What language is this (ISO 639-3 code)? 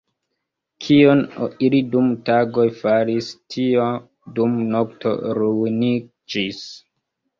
epo